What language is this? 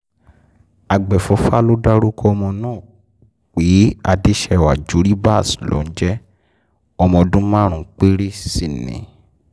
Yoruba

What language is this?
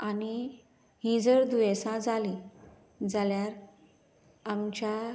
Konkani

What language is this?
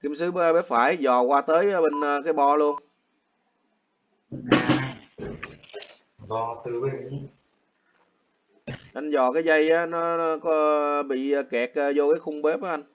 Vietnamese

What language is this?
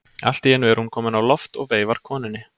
Icelandic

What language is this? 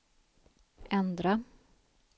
Swedish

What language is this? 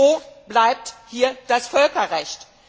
German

